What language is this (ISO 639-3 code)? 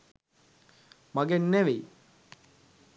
sin